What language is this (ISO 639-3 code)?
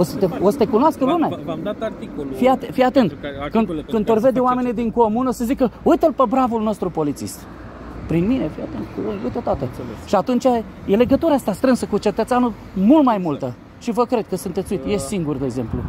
ron